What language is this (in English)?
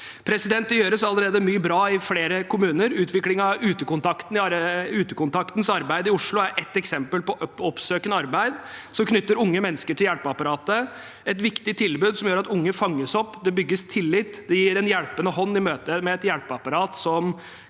Norwegian